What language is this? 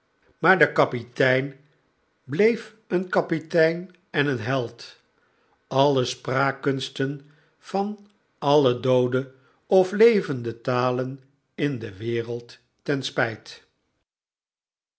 Dutch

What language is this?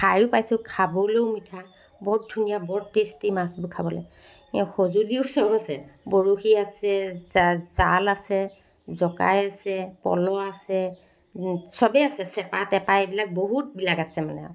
Assamese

